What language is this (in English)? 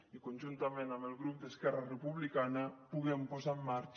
Catalan